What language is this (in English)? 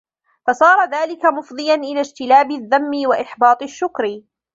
Arabic